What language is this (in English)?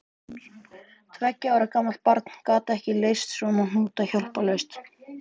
Icelandic